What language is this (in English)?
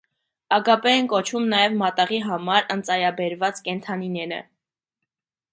Armenian